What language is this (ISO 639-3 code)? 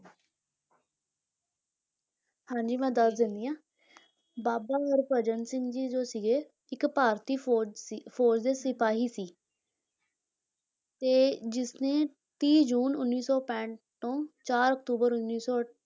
pan